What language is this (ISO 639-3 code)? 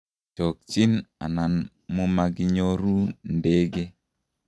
kln